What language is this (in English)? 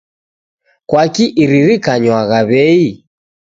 Taita